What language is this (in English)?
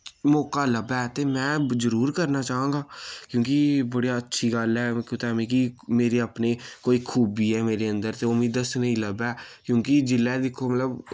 Dogri